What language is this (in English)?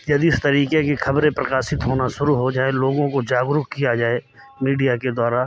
Hindi